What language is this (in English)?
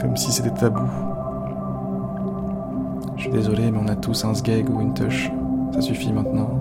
French